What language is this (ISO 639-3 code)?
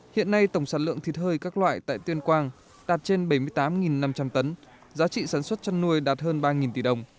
vie